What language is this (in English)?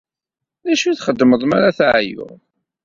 Kabyle